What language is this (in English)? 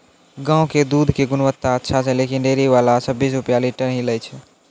Maithili